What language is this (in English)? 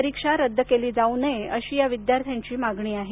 Marathi